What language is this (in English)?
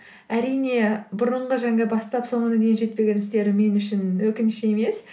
Kazakh